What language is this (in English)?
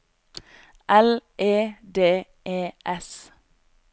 Norwegian